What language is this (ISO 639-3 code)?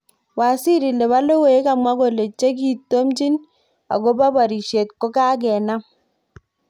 kln